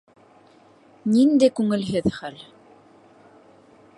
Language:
Bashkir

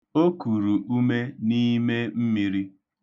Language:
Igbo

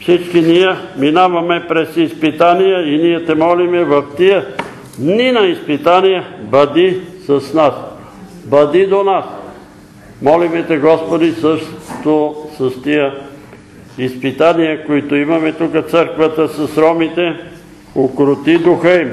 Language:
Bulgarian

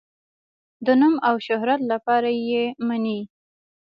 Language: Pashto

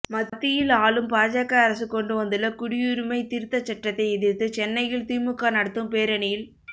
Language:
Tamil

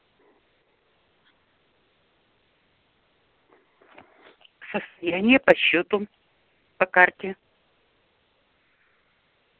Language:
Russian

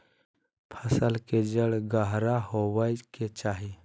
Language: Magahi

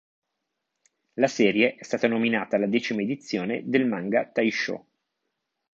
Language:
Italian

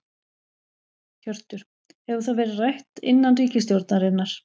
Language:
Icelandic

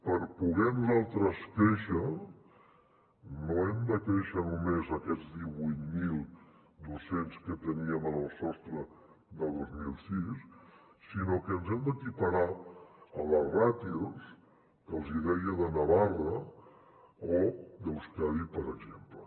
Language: Catalan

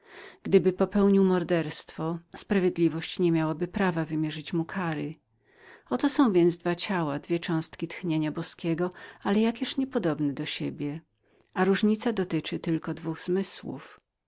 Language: Polish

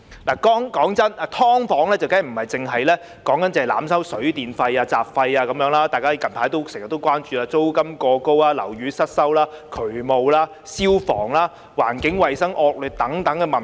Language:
Cantonese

